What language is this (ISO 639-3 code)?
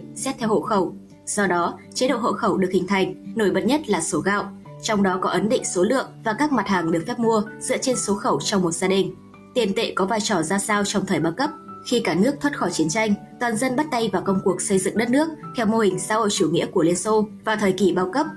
vie